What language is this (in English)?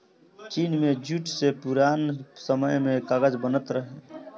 Bhojpuri